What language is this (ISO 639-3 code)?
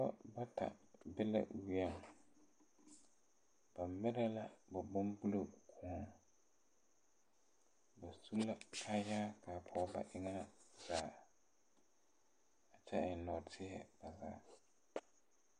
dga